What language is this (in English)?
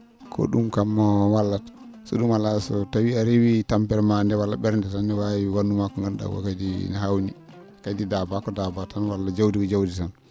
Fula